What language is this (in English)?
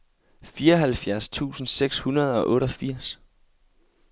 Danish